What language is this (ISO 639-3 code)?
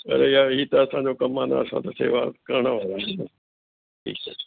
snd